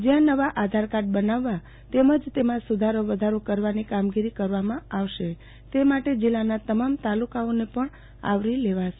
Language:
Gujarati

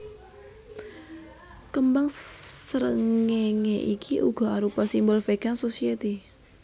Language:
Javanese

